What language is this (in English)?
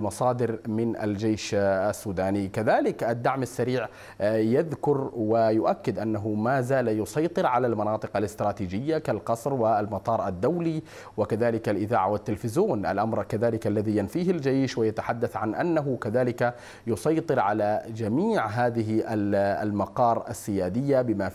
Arabic